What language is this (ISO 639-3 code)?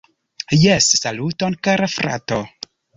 epo